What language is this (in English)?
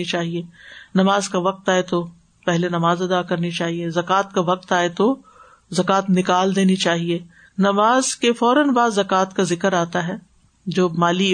Urdu